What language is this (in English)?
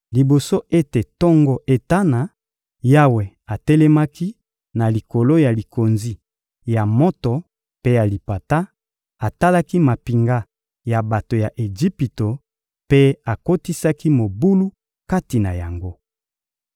Lingala